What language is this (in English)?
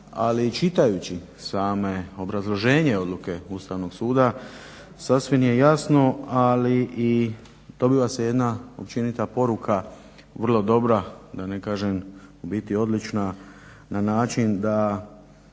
Croatian